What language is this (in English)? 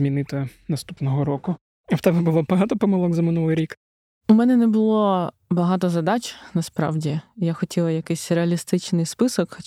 Ukrainian